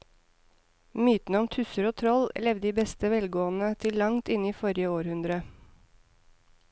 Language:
Norwegian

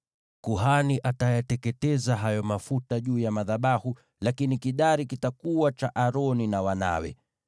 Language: Swahili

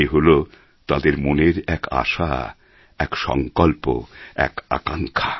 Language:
Bangla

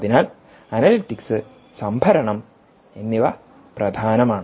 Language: Malayalam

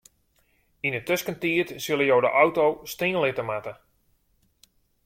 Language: Western Frisian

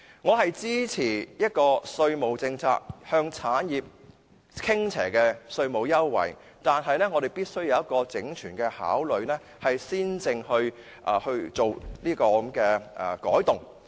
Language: Cantonese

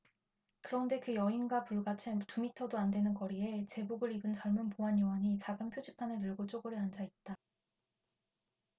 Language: Korean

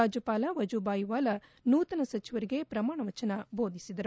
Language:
Kannada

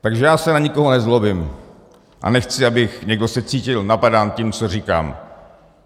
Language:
Czech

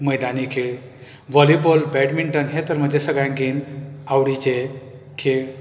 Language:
Konkani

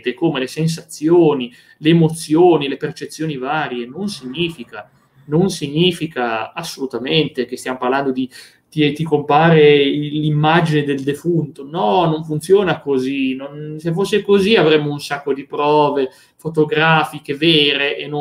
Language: Italian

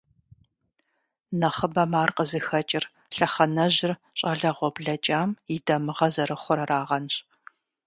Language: Kabardian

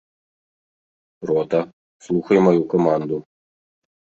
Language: Belarusian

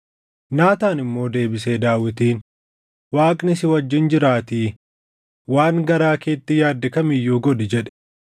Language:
Oromo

